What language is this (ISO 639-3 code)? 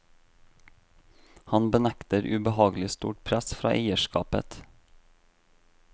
nor